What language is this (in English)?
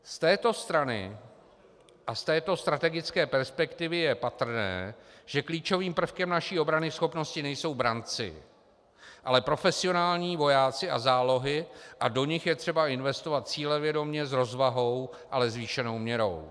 Czech